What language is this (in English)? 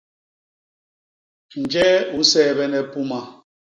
Basaa